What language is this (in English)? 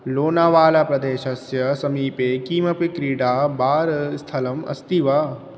Sanskrit